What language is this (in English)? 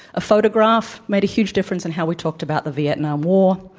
English